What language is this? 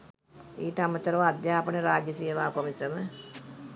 Sinhala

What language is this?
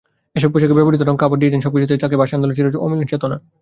Bangla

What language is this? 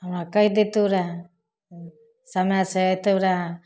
Maithili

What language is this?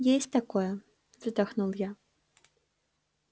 Russian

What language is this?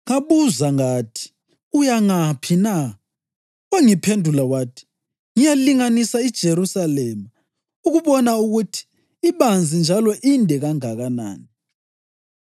North Ndebele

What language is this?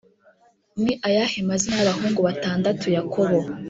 Kinyarwanda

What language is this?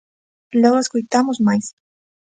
Galician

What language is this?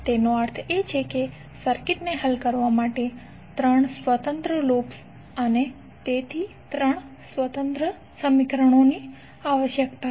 Gujarati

